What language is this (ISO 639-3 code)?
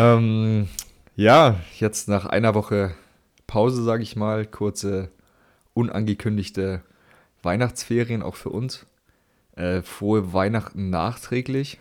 deu